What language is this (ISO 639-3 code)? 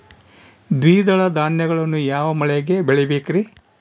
kan